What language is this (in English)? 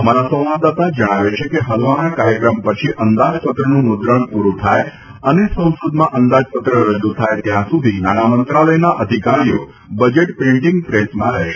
Gujarati